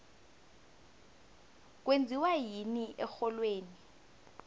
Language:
South Ndebele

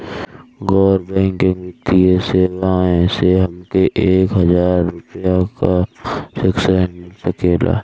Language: Bhojpuri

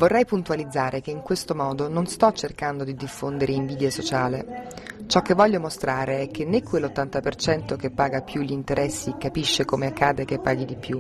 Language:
Italian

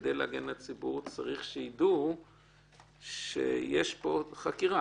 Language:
Hebrew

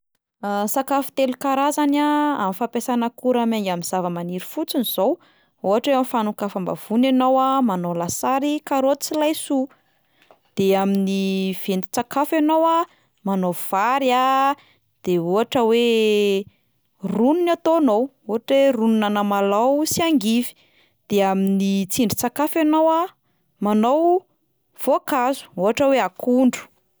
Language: Malagasy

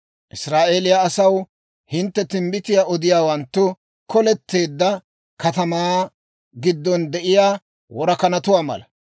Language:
Dawro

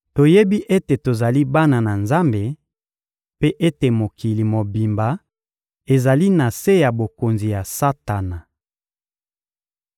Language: Lingala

